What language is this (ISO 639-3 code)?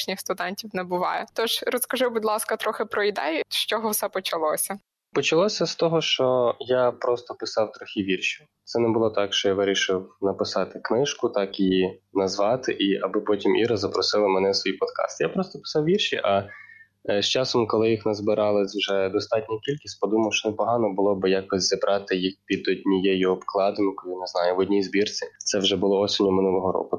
ukr